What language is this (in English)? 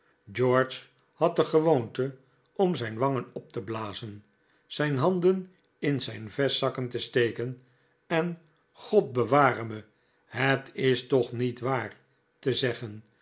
Dutch